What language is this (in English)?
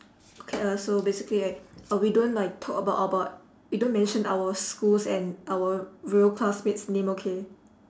English